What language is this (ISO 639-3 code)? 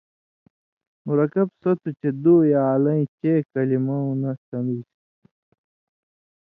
mvy